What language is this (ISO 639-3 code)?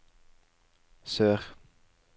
nor